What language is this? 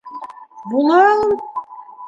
Bashkir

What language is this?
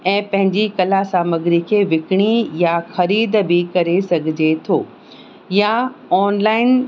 Sindhi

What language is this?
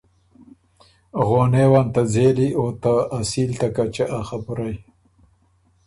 Ormuri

